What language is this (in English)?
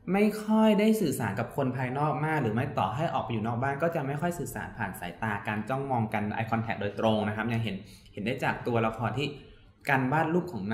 Thai